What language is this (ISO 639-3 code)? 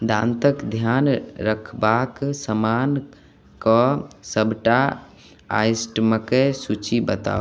mai